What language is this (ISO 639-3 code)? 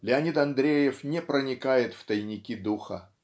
rus